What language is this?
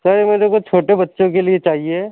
Urdu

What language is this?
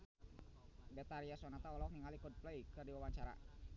Sundanese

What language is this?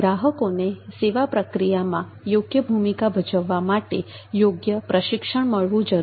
Gujarati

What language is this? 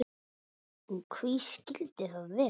Icelandic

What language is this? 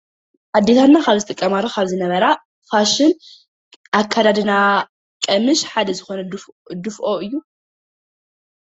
Tigrinya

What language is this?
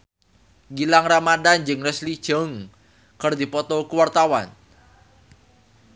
Sundanese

